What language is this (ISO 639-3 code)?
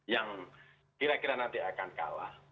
ind